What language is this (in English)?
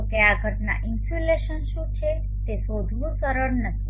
Gujarati